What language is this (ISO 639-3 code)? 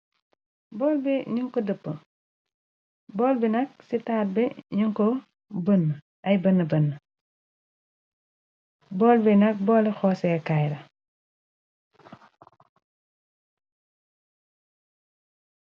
wol